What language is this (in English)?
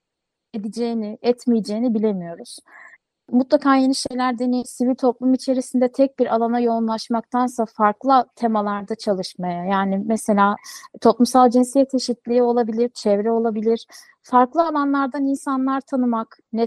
Turkish